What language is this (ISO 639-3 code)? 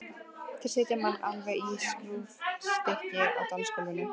isl